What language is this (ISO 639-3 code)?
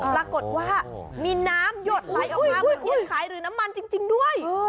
tha